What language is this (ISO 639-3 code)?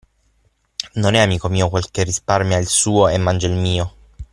ita